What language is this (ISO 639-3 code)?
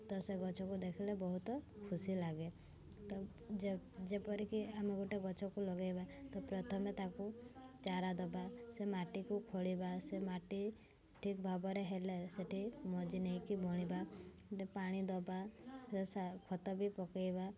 ori